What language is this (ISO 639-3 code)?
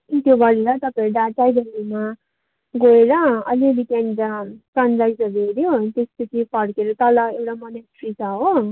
nep